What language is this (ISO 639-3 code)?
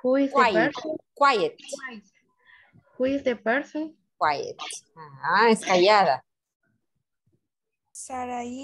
spa